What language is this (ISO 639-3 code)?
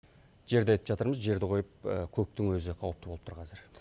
kaz